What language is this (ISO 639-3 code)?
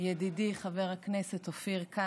heb